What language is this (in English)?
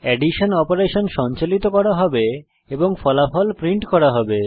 Bangla